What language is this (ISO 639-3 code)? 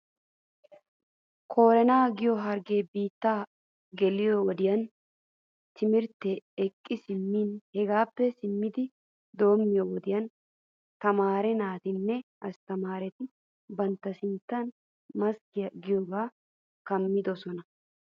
wal